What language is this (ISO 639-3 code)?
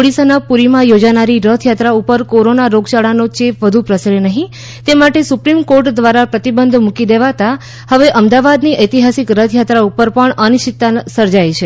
guj